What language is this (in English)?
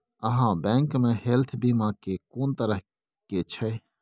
Maithili